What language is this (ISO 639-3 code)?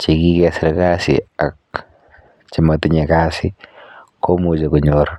kln